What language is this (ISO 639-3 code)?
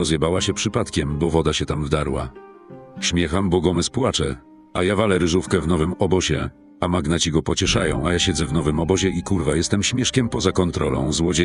pol